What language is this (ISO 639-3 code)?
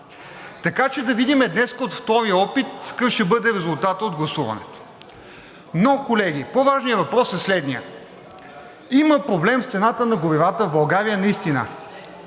bul